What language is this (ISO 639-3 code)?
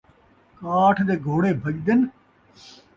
skr